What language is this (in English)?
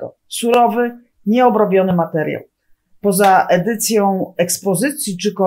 Polish